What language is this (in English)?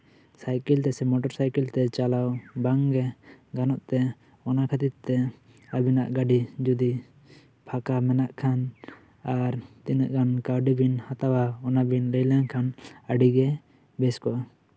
Santali